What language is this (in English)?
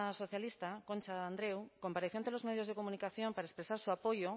Spanish